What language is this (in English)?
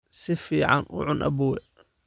Somali